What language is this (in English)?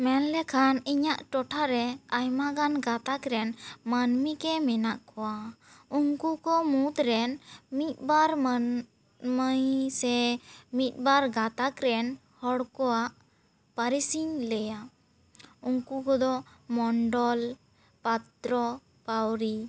Santali